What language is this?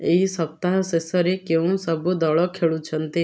Odia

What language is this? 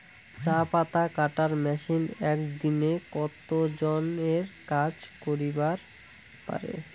Bangla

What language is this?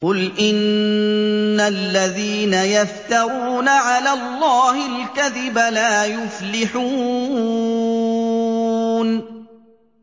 Arabic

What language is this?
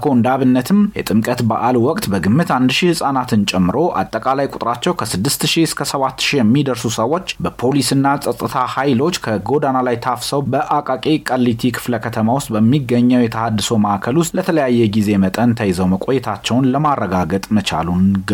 Amharic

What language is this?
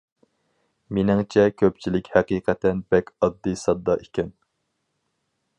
Uyghur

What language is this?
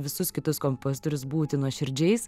Lithuanian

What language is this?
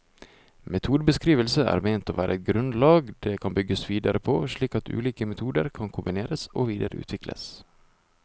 Norwegian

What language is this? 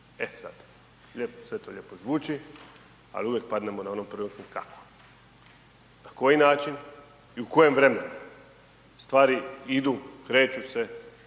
Croatian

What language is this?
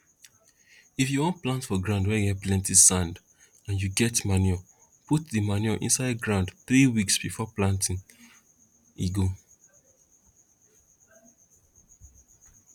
Nigerian Pidgin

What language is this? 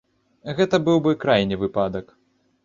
Belarusian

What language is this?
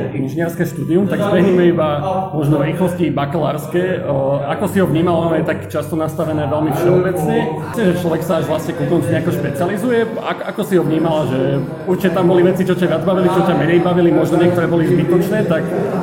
Slovak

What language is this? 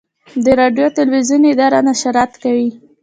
Pashto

